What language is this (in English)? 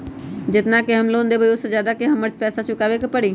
Magahi